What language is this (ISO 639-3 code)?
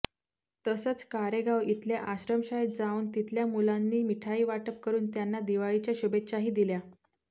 mar